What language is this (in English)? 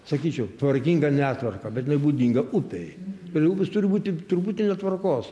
Lithuanian